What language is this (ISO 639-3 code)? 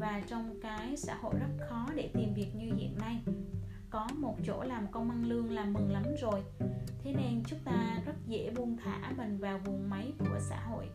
vie